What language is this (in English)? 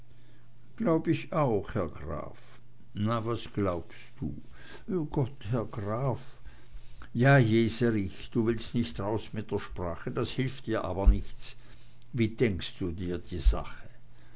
German